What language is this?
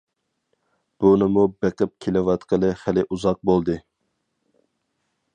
Uyghur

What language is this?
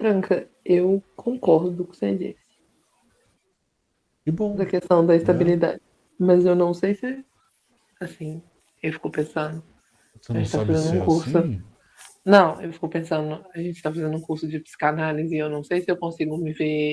Portuguese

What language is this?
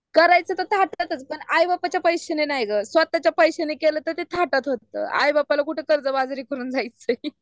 Marathi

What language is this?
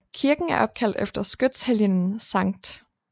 Danish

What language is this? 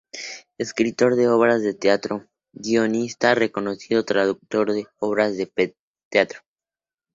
Spanish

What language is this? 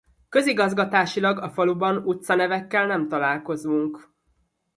Hungarian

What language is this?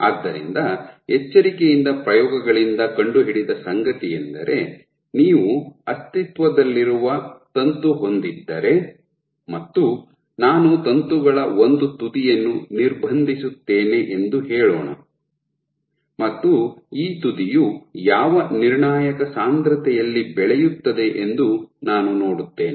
Kannada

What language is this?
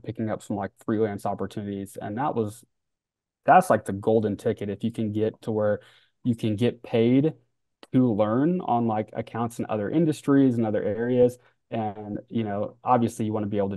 English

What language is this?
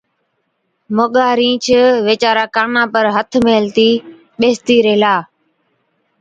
Od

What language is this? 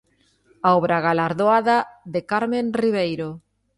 Galician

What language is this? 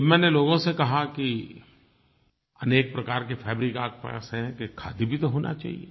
Hindi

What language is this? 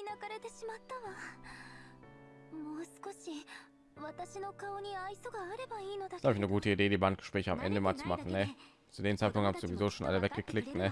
German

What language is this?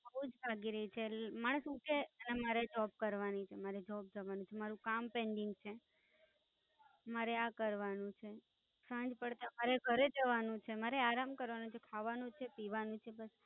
Gujarati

